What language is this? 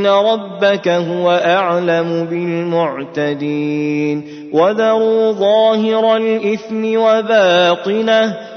Arabic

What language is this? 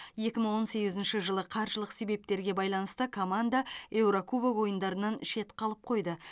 Kazakh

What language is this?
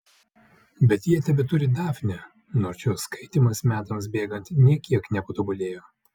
Lithuanian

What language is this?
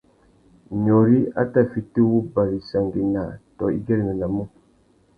Tuki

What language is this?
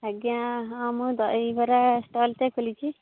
Odia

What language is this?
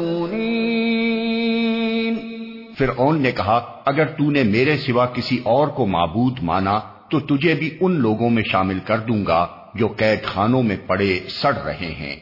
Urdu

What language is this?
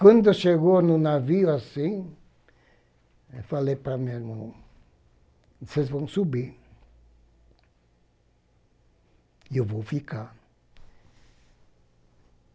Portuguese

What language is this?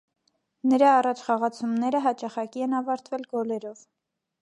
Armenian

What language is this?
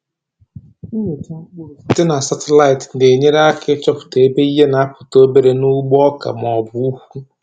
Igbo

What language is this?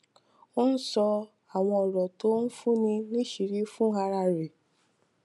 Yoruba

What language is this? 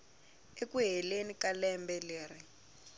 Tsonga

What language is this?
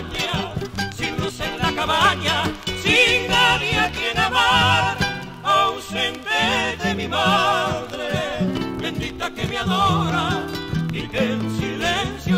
Spanish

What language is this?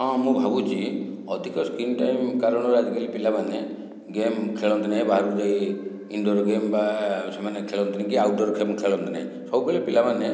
Odia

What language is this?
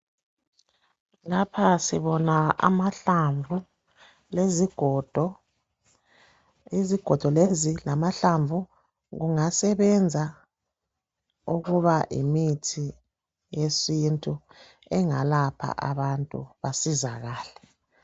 North Ndebele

